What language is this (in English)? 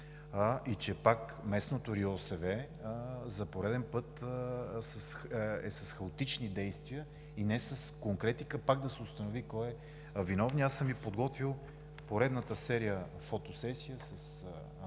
Bulgarian